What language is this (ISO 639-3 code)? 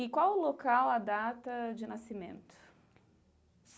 por